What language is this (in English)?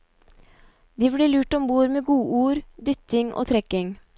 Norwegian